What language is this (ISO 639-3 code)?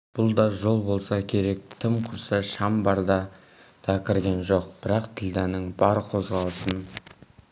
kaz